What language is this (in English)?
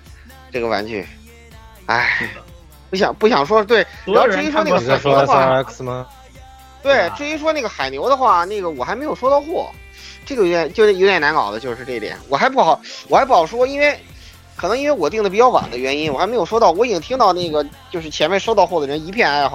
Chinese